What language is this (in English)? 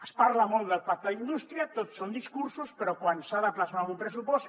Catalan